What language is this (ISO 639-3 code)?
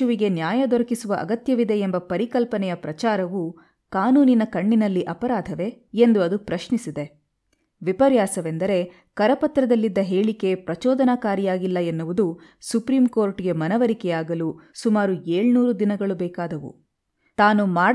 kan